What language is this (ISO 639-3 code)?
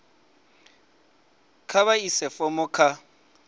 ven